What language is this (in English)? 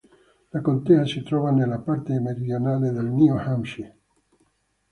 Italian